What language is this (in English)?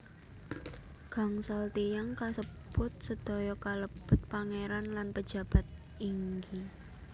Javanese